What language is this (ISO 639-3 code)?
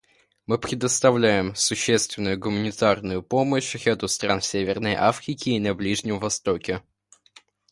rus